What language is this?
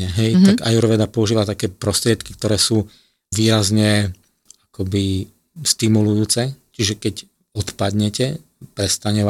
Slovak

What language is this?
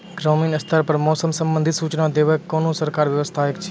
Maithili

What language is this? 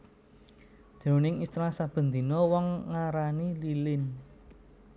Javanese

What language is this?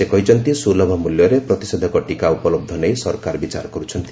Odia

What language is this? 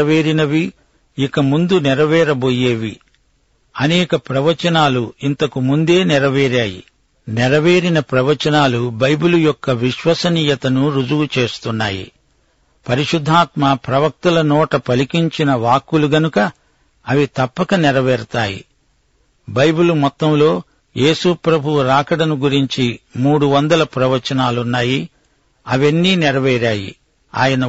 Telugu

